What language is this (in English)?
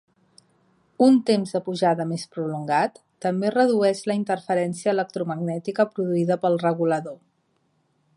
Catalan